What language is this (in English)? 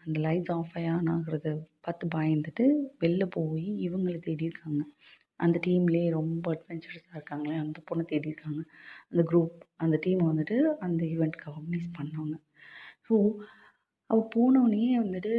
Tamil